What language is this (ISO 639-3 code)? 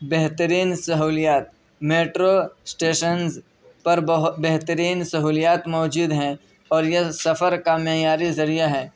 urd